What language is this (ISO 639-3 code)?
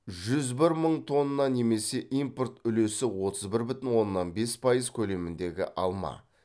kaz